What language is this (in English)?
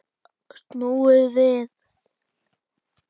Icelandic